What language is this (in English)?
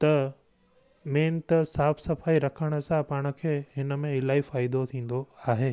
Sindhi